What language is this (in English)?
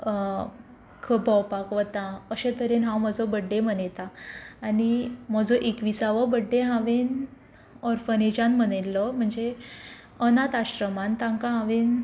Konkani